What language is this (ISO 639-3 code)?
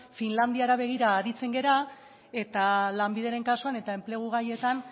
eus